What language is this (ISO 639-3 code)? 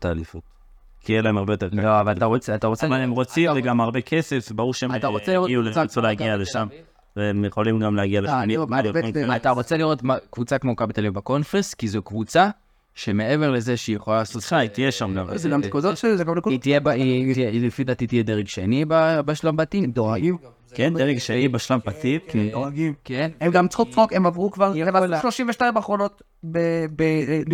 heb